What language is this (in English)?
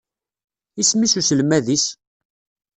Kabyle